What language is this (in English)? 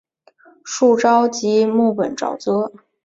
Chinese